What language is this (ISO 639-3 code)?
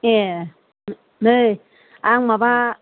brx